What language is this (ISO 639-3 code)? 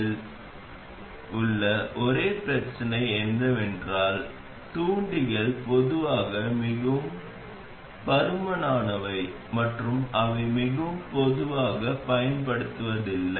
tam